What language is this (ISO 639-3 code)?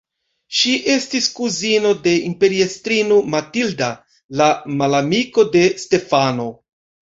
epo